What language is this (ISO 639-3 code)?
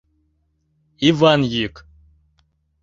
chm